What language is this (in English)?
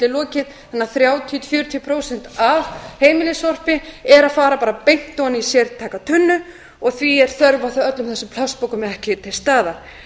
Icelandic